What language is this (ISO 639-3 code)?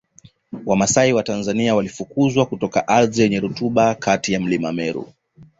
swa